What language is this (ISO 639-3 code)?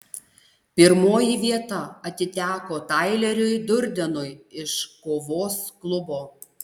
lit